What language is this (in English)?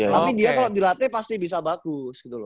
Indonesian